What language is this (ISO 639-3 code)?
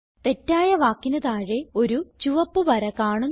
mal